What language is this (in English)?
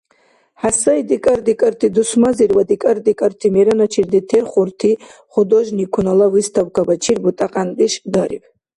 Dargwa